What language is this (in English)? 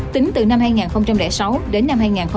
Vietnamese